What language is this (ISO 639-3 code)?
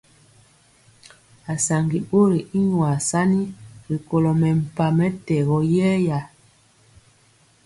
mcx